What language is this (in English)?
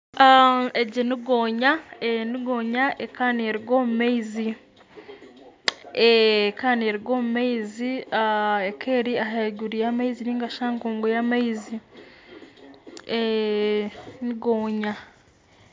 Nyankole